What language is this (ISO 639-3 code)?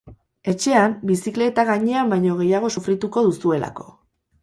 eus